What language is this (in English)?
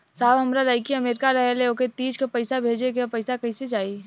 Bhojpuri